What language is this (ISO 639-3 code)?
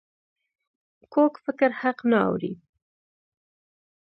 pus